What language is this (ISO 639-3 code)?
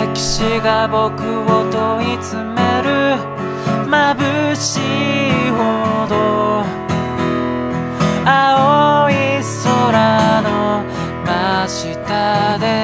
jpn